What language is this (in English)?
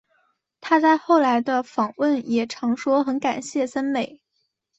Chinese